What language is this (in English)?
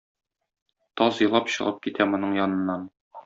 Tatar